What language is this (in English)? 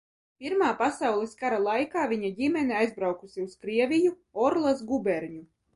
Latvian